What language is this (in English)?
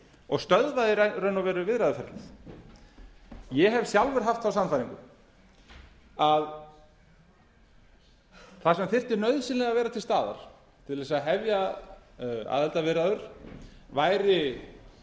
Icelandic